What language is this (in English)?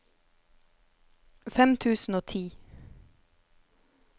Norwegian